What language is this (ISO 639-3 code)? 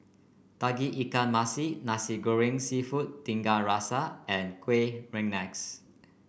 eng